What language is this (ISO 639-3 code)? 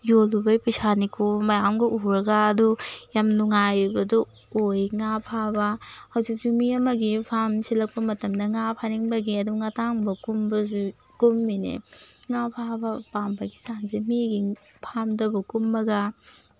mni